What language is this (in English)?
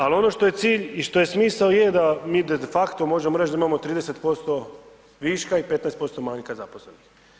Croatian